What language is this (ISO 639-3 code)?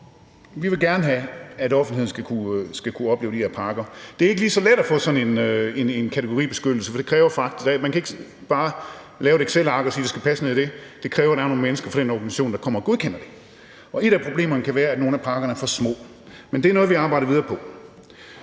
dan